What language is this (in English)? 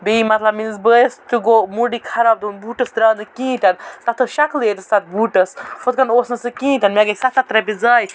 Kashmiri